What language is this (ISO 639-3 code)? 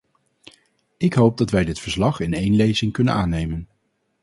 nld